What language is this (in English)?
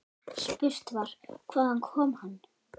Icelandic